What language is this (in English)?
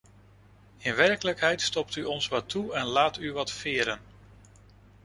Dutch